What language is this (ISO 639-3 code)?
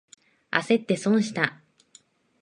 jpn